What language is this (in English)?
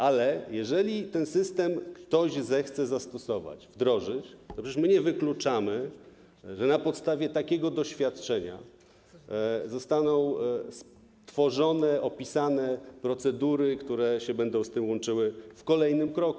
Polish